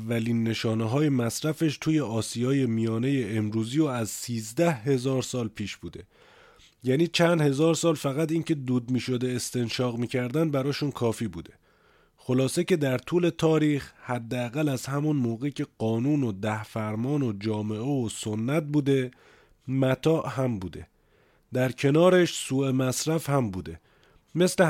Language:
Persian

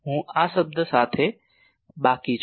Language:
Gujarati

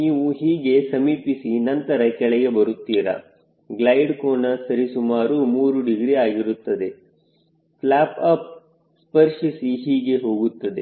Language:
Kannada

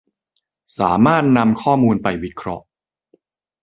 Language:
Thai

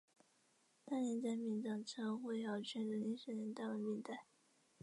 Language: Chinese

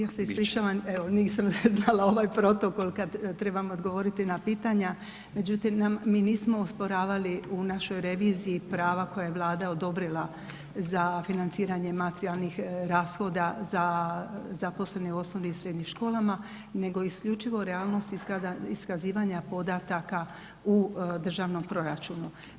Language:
Croatian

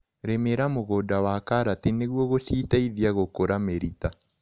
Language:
Kikuyu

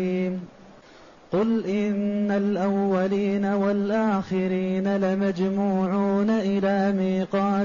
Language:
Arabic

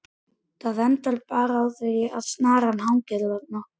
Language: Icelandic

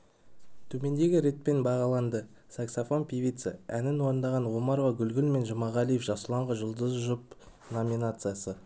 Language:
Kazakh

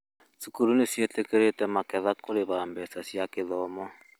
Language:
Kikuyu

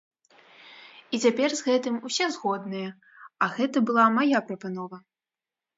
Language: Belarusian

